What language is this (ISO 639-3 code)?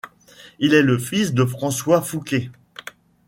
fra